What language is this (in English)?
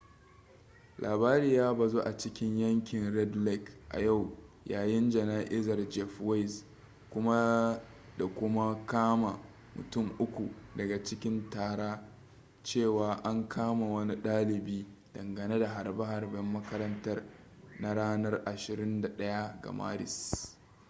Hausa